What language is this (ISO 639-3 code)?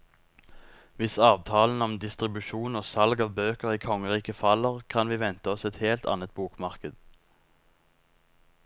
nor